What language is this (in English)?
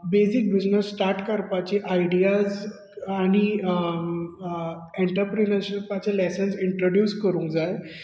Konkani